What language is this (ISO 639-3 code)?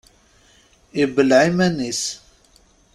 kab